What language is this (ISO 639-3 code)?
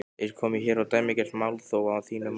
isl